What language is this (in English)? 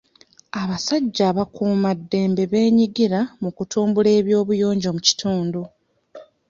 Ganda